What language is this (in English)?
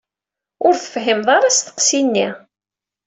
Kabyle